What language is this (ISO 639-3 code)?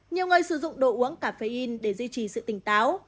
vie